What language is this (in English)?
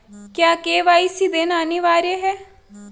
Hindi